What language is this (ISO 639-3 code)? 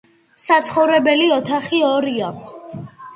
kat